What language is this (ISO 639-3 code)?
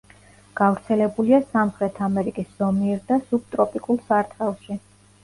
kat